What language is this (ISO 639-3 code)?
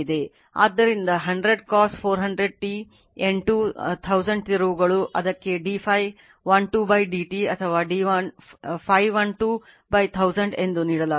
kan